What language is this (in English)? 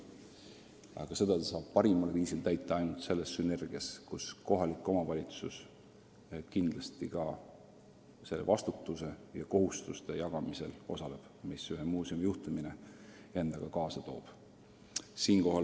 Estonian